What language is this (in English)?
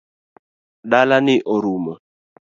Luo (Kenya and Tanzania)